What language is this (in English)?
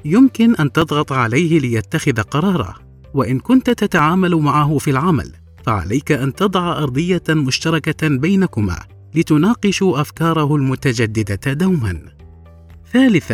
Arabic